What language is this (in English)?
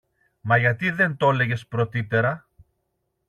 Greek